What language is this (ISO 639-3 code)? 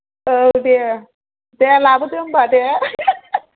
brx